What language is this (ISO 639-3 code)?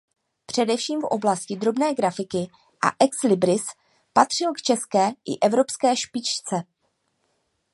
ces